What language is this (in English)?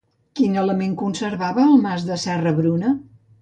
Catalan